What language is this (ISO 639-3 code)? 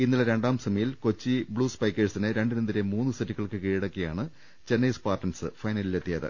mal